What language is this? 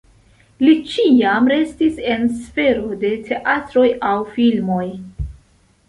Esperanto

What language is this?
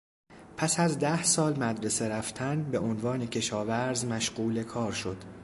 Persian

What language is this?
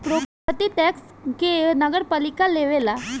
Bhojpuri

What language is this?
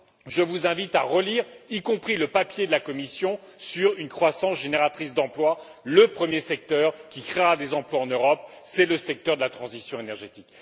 French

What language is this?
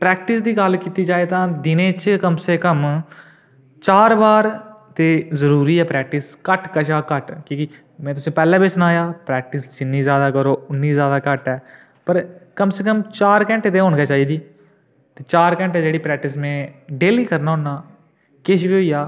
Dogri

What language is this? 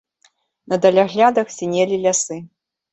Belarusian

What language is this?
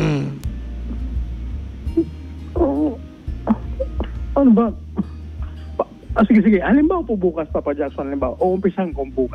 Filipino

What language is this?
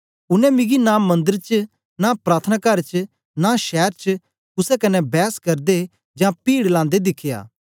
Dogri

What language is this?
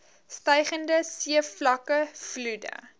Afrikaans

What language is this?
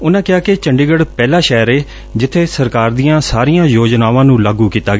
Punjabi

